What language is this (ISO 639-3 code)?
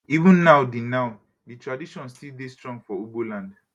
pcm